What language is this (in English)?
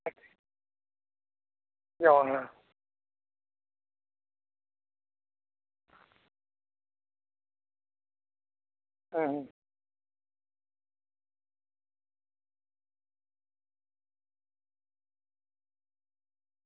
Santali